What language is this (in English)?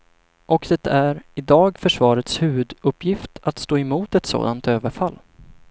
Swedish